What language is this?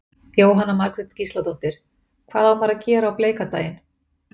Icelandic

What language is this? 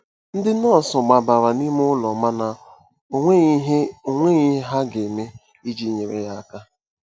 Igbo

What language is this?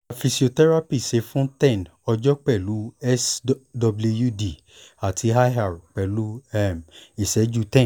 Yoruba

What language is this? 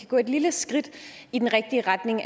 Danish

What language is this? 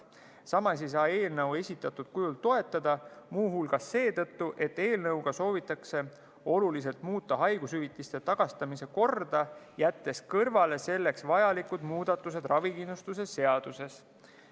Estonian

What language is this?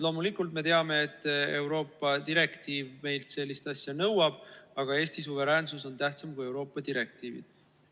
Estonian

